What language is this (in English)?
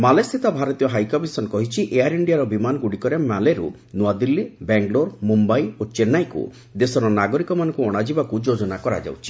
Odia